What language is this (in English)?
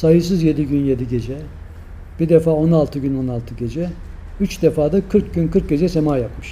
Turkish